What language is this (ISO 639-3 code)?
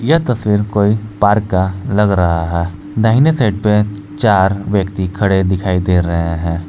hin